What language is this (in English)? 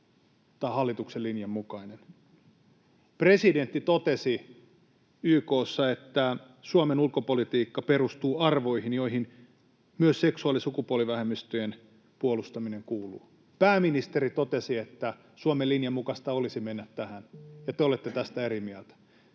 Finnish